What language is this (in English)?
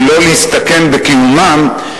Hebrew